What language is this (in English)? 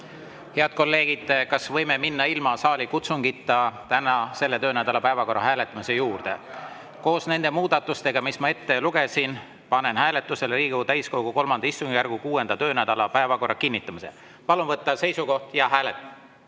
Estonian